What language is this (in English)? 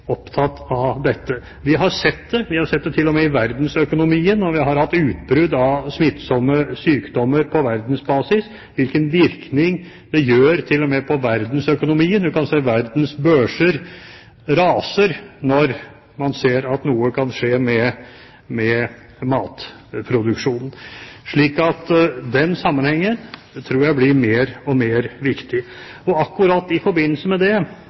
Norwegian Bokmål